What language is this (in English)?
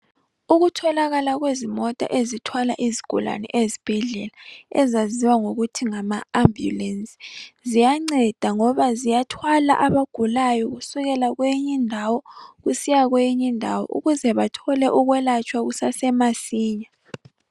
North Ndebele